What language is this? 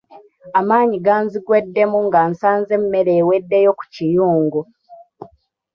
Ganda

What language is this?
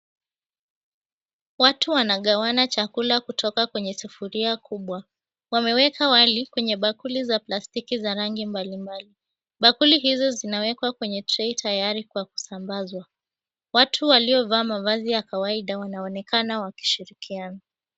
Swahili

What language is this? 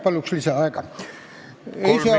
Estonian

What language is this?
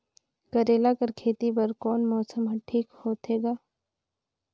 Chhattisgarhi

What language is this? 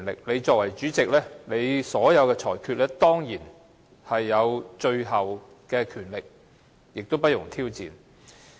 Cantonese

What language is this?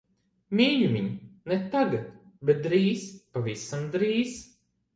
Latvian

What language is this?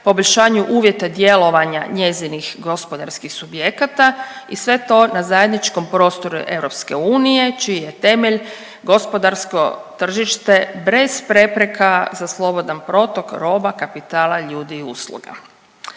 Croatian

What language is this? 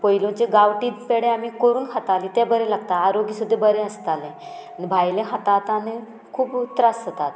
Konkani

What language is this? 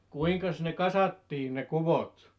Finnish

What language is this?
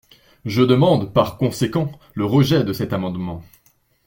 French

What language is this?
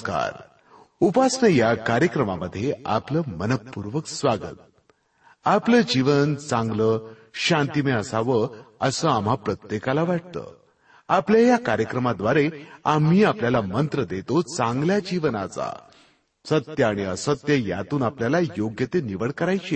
Marathi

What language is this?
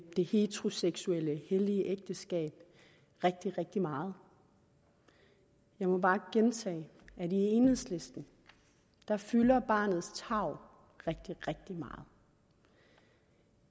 Danish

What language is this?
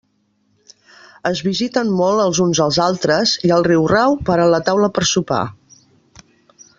Catalan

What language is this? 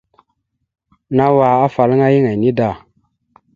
Mada (Cameroon)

